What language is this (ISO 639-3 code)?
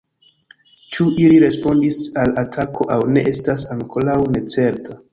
epo